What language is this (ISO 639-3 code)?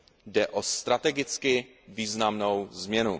ces